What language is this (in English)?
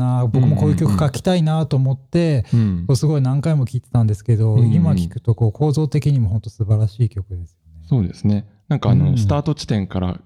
Japanese